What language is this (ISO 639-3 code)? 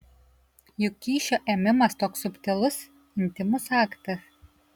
lit